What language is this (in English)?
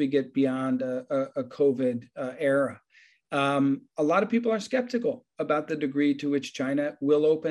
English